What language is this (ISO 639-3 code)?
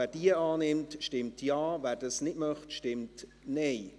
gsw